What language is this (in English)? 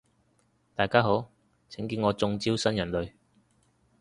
Cantonese